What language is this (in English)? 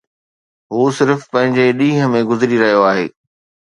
Sindhi